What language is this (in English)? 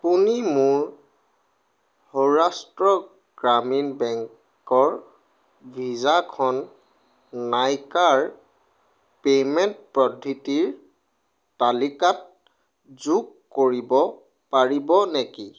Assamese